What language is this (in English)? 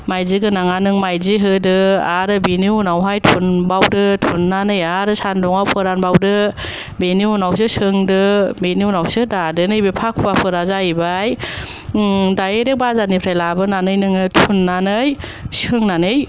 Bodo